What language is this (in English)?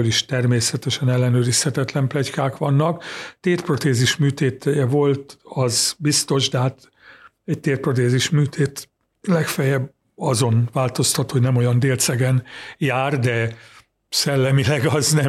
Hungarian